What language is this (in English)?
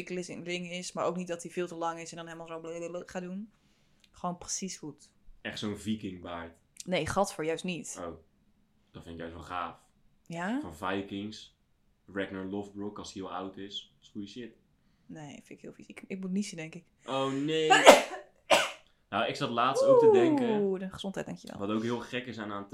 Dutch